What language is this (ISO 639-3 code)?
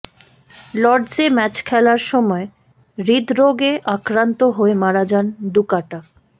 ben